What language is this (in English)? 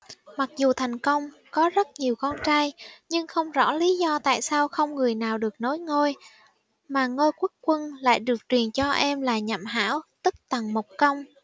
Vietnamese